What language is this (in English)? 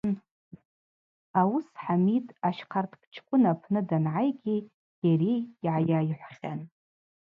Abaza